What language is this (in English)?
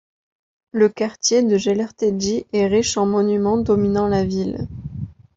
French